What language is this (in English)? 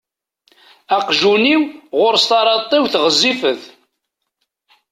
Kabyle